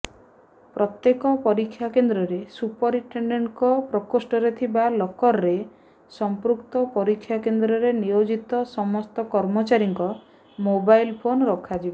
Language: Odia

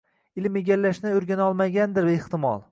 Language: Uzbek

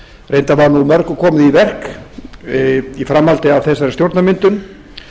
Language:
Icelandic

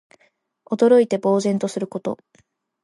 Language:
Japanese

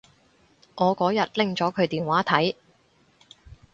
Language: Cantonese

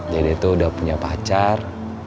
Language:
Indonesian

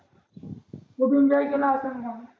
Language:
Marathi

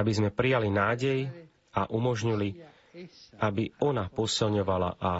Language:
Slovak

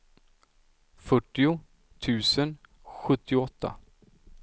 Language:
Swedish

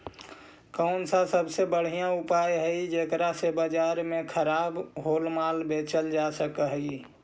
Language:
Magahi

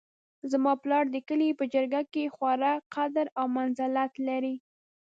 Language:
Pashto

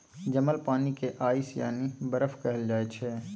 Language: Maithili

